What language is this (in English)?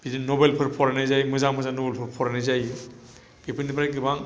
Bodo